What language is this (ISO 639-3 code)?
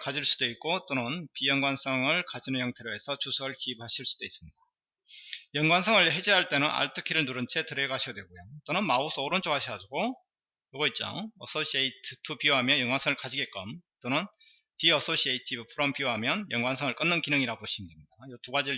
kor